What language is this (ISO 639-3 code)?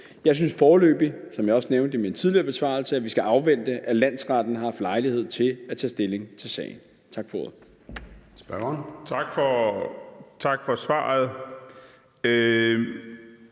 dan